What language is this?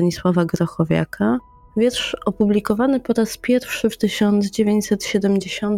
Polish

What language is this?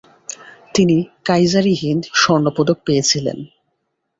Bangla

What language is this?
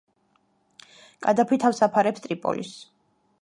Georgian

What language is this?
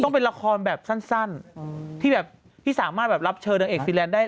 Thai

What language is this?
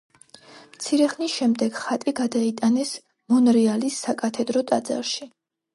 Georgian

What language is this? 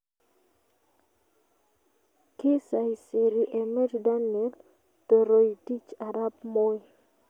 Kalenjin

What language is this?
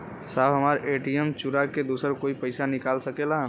Bhojpuri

